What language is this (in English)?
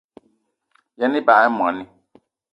Eton (Cameroon)